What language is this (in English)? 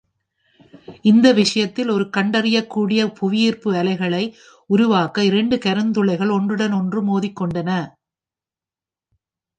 Tamil